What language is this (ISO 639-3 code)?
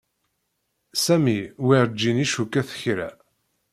kab